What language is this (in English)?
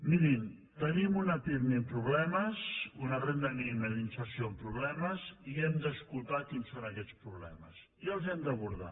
Catalan